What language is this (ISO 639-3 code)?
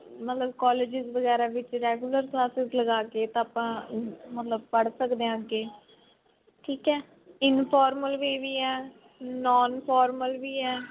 pan